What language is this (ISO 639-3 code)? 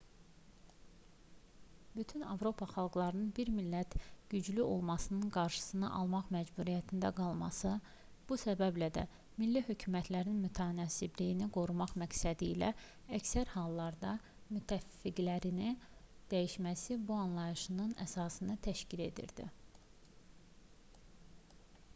aze